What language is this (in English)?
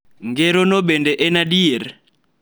Luo (Kenya and Tanzania)